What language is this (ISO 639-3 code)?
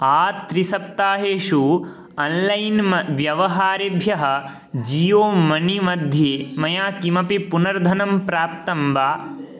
san